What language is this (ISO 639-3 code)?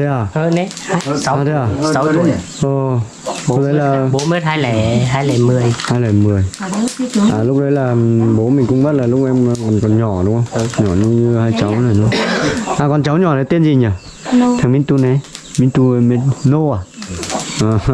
vie